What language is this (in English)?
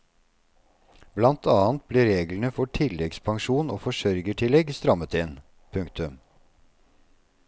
Norwegian